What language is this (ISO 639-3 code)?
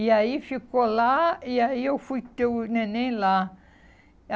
por